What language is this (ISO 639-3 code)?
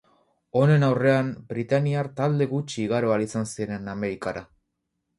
eus